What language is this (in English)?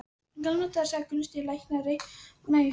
Icelandic